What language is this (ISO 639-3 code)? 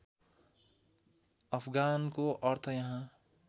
nep